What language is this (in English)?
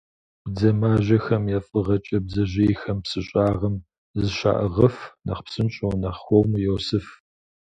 Kabardian